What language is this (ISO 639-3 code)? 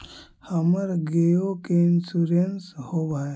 mag